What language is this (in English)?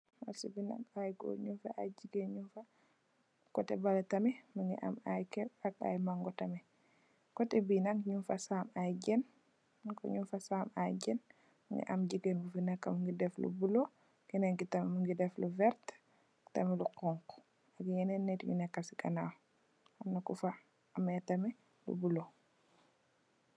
Wolof